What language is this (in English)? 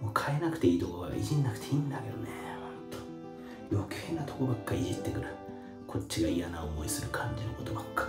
Japanese